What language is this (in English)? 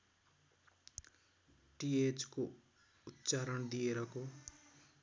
Nepali